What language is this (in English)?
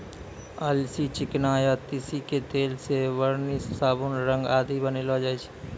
Maithili